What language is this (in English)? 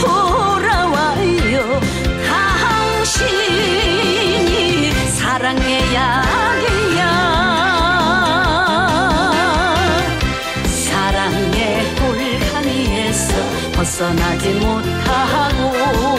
Korean